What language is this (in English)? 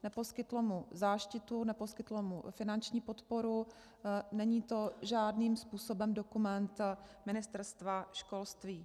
Czech